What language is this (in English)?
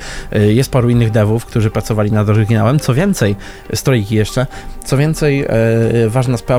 Polish